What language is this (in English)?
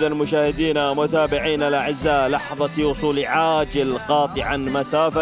Arabic